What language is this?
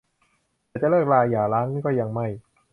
Thai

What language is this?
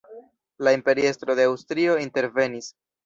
Esperanto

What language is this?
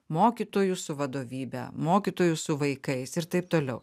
Lithuanian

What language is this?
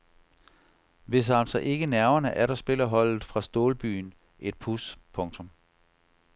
Danish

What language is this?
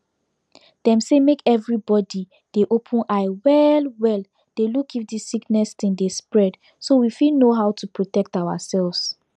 Nigerian Pidgin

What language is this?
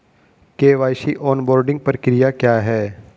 Hindi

